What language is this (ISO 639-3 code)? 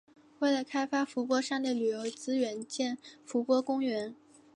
zho